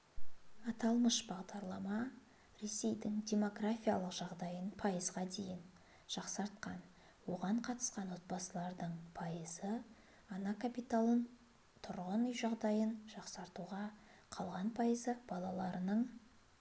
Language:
Kazakh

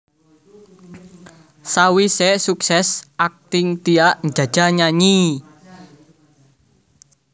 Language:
Javanese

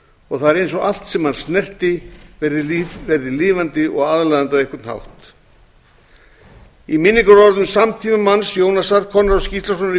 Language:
Icelandic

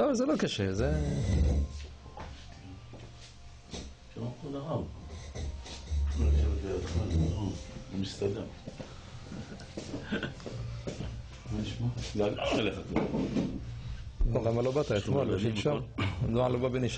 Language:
Hebrew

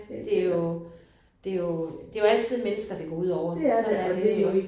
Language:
Danish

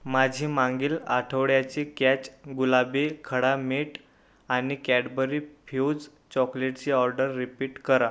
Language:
Marathi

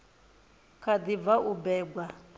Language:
Venda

